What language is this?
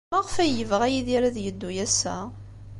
Kabyle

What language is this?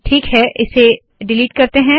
Hindi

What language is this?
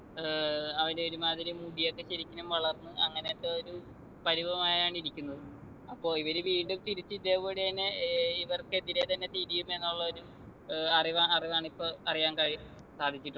Malayalam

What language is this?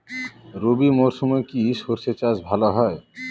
Bangla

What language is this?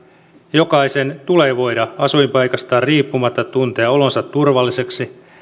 Finnish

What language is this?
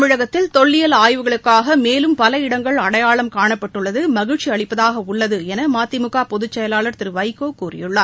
Tamil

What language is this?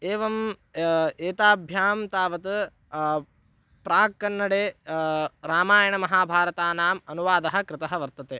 Sanskrit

